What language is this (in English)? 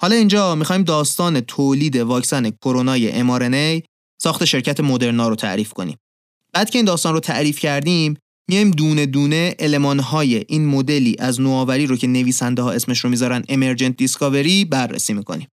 Persian